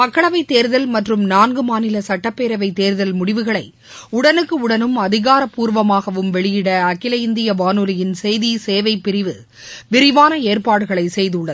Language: Tamil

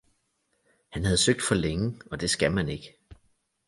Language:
Danish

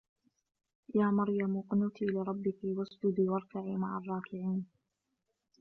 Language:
Arabic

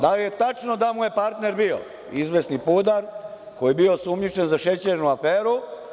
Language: Serbian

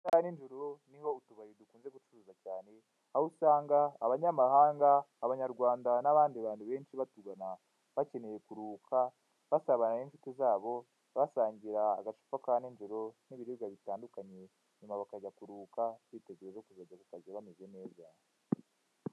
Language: Kinyarwanda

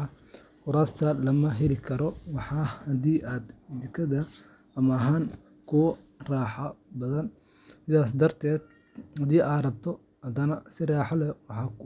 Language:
Somali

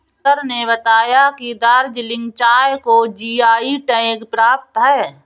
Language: Hindi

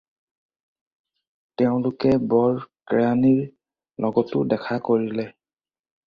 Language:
Assamese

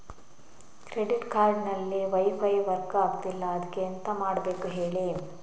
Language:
Kannada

